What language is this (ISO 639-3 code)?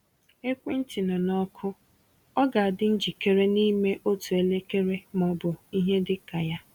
ibo